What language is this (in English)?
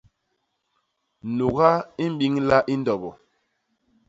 Basaa